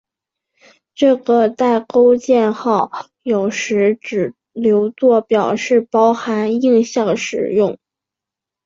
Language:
Chinese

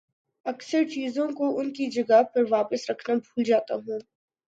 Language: Urdu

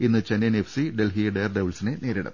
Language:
Malayalam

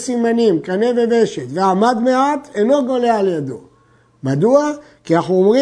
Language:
Hebrew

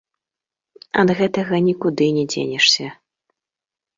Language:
Belarusian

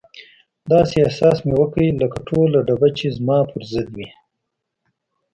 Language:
Pashto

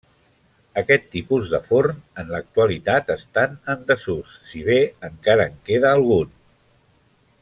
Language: Catalan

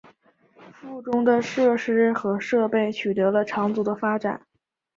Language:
Chinese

